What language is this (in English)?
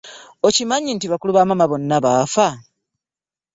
Ganda